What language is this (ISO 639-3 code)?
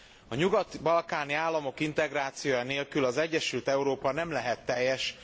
hun